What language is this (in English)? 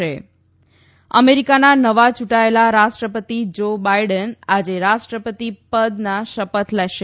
Gujarati